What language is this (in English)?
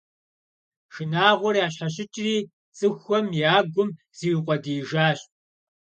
Kabardian